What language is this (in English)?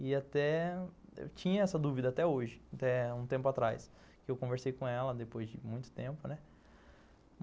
Portuguese